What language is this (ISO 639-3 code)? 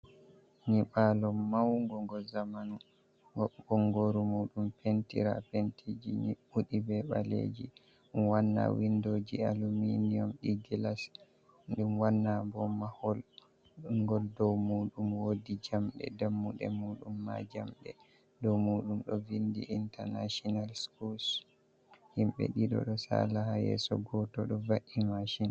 ful